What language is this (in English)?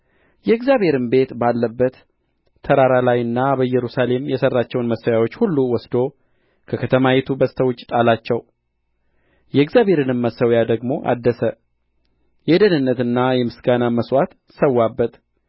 Amharic